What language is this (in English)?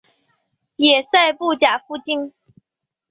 Chinese